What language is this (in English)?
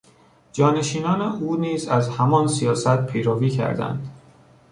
Persian